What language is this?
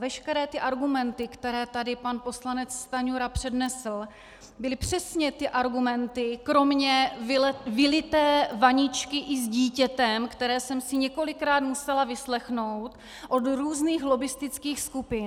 Czech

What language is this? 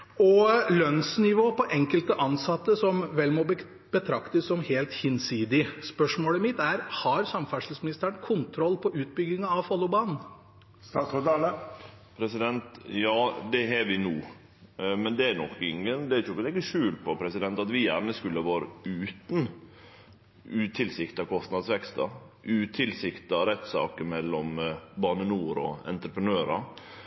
Norwegian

